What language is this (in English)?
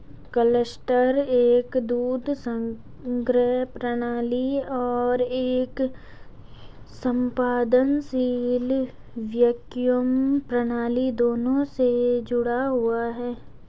Hindi